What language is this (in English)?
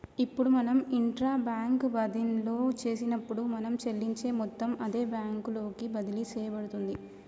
Telugu